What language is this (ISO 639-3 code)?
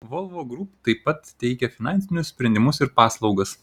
lit